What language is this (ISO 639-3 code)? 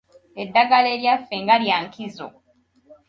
lug